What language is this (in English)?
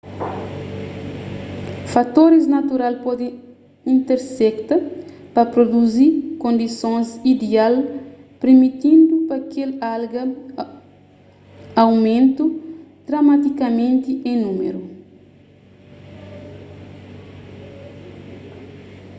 Kabuverdianu